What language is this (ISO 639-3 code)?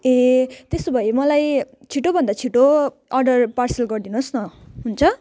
nep